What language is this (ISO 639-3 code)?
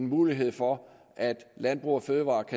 dan